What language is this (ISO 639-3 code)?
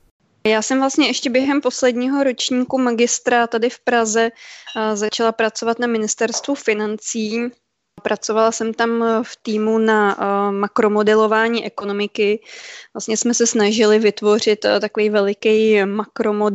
ces